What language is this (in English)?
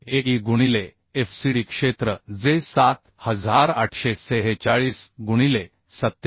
Marathi